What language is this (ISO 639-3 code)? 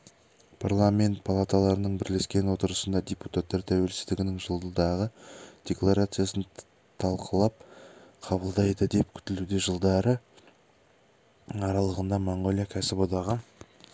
kaz